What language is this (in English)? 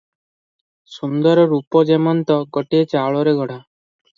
Odia